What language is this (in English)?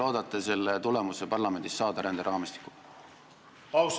Estonian